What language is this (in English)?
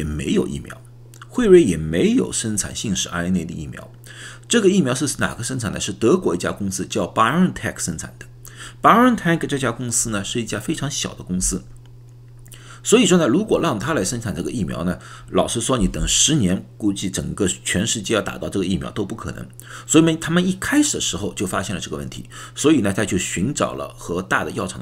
Chinese